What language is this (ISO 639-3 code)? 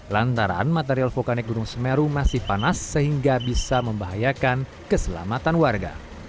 ind